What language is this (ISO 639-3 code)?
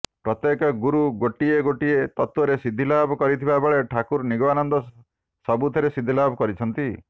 ori